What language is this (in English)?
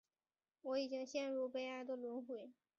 Chinese